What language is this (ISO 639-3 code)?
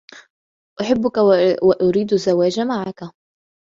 ara